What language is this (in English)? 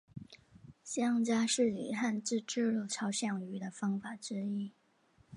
Chinese